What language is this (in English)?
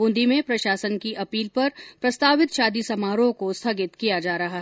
Hindi